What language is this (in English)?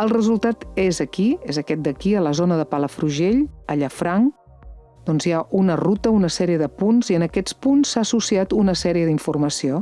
Catalan